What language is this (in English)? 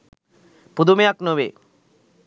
Sinhala